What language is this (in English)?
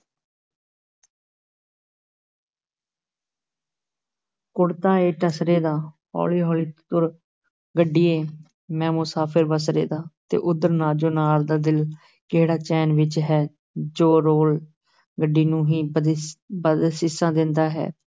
Punjabi